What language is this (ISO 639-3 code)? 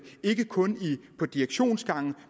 dan